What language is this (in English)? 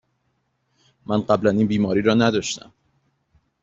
Persian